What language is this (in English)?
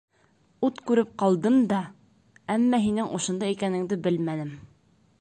Bashkir